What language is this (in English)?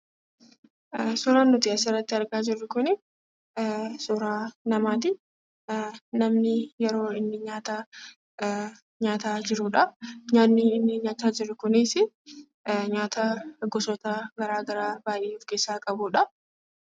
Oromo